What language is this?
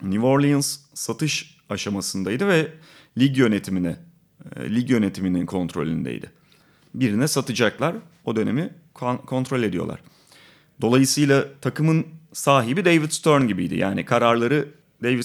Turkish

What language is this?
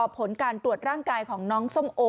Thai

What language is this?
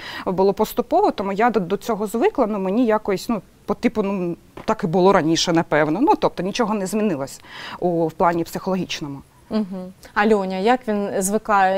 Ukrainian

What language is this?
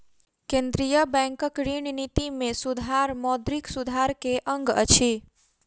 Maithili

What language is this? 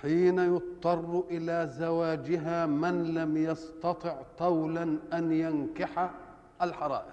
Arabic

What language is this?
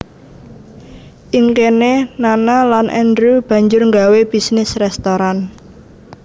Javanese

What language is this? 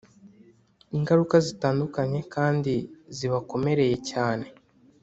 Kinyarwanda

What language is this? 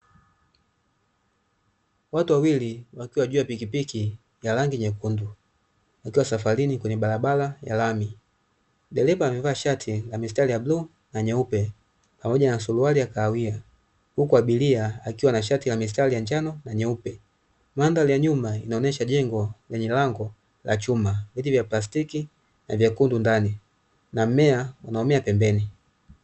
Swahili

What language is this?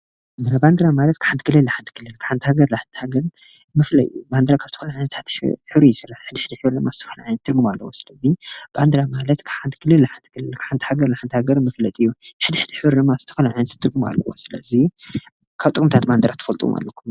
Tigrinya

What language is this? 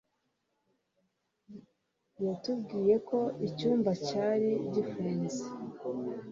Kinyarwanda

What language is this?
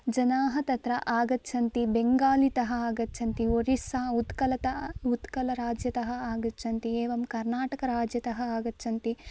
Sanskrit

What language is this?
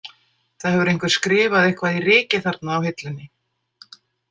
Icelandic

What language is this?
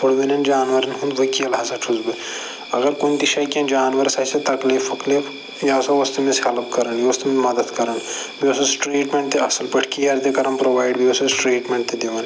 Kashmiri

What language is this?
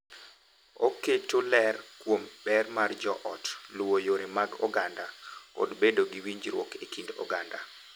Luo (Kenya and Tanzania)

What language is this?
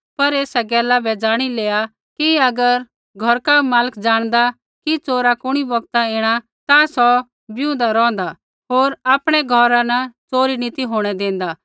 Kullu Pahari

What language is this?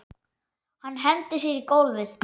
Icelandic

